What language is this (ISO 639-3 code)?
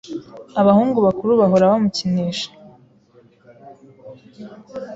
kin